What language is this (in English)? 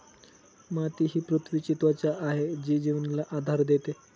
Marathi